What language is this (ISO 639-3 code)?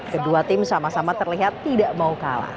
ind